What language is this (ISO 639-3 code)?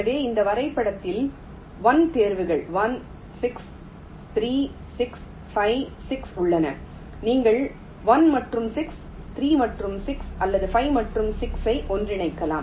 tam